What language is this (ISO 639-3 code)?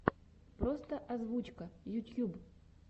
rus